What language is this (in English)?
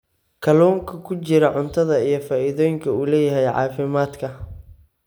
Somali